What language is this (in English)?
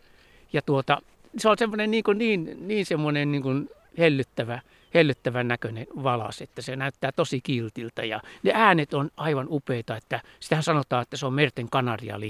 Finnish